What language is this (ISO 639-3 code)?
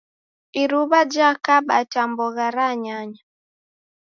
dav